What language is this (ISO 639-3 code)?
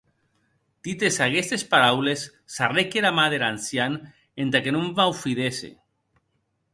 oci